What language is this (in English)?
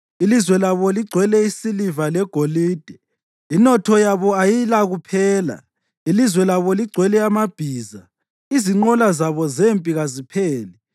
North Ndebele